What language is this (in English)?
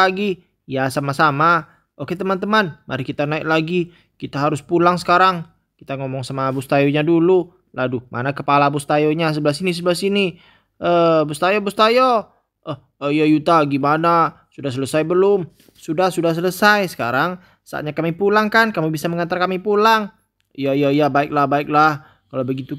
Indonesian